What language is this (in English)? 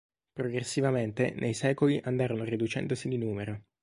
Italian